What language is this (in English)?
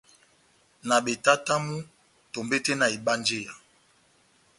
Batanga